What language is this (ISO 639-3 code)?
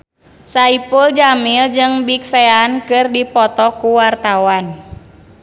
sun